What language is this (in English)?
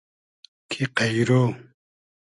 Hazaragi